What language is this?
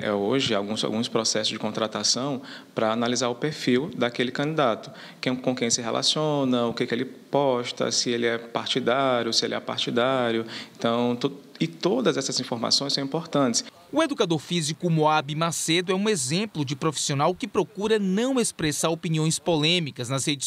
Portuguese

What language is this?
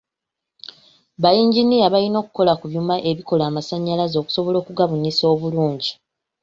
Ganda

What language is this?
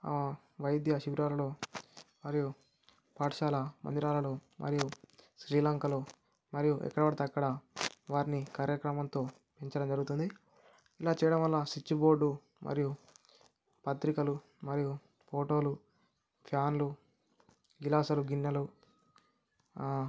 Telugu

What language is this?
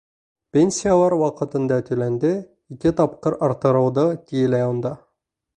Bashkir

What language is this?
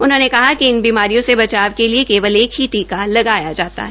Hindi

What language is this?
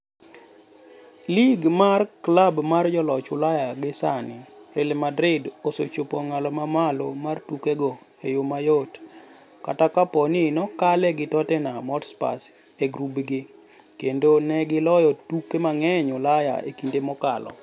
Luo (Kenya and Tanzania)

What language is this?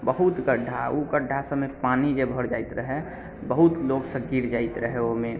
Maithili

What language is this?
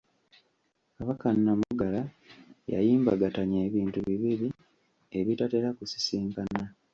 Ganda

